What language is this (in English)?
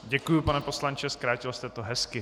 Czech